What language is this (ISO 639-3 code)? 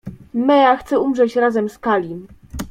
pol